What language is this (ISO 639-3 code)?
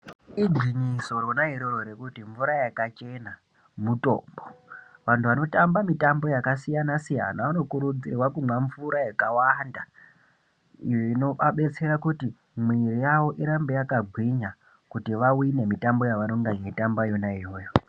ndc